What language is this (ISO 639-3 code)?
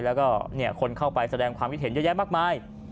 tha